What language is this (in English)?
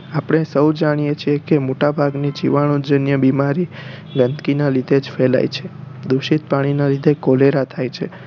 Gujarati